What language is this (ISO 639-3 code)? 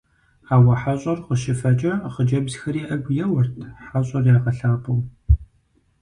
kbd